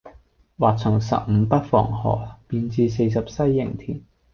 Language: Cantonese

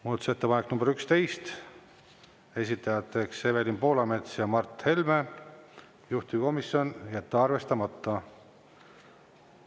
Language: Estonian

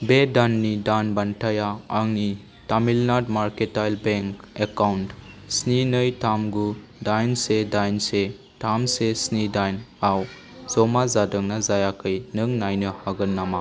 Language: Bodo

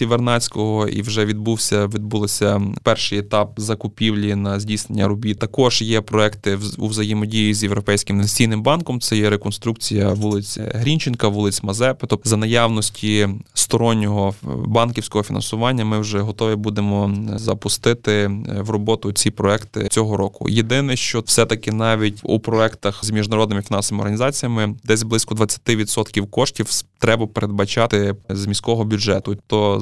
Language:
Ukrainian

